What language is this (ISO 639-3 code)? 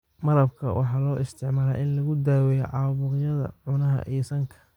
som